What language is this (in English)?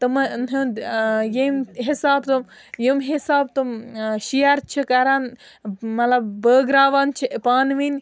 Kashmiri